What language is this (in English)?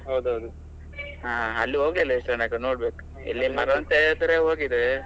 Kannada